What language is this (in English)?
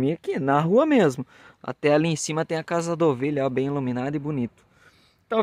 Portuguese